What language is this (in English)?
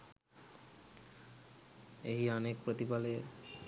Sinhala